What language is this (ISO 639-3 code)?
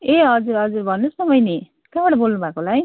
nep